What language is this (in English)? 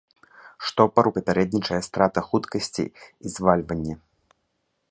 Belarusian